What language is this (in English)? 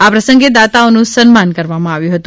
Gujarati